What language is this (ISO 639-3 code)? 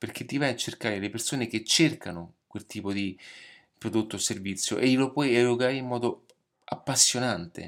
ita